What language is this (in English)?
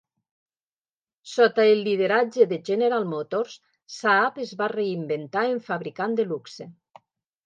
Catalan